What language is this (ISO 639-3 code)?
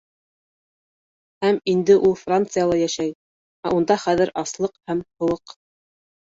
bak